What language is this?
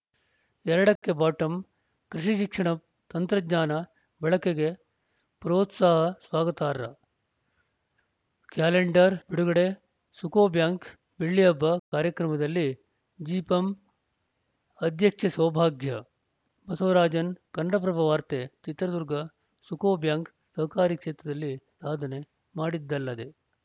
Kannada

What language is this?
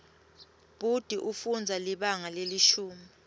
Swati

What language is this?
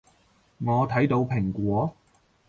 Cantonese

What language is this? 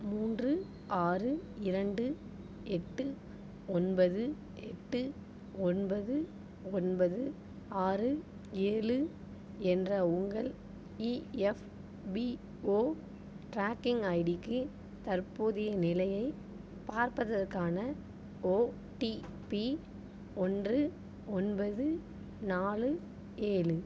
Tamil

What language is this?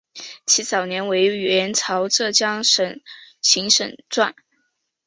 Chinese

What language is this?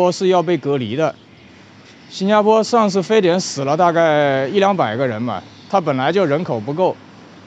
Chinese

